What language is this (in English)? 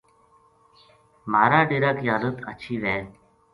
Gujari